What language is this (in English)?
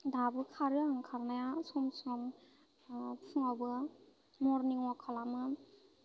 Bodo